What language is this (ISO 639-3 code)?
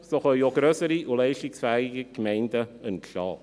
gsw